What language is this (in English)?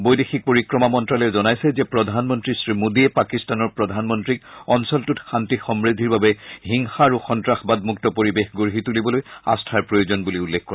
Assamese